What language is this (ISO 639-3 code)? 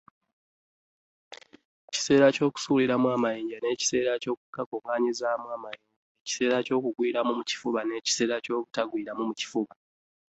lug